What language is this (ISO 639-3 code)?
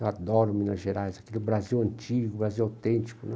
por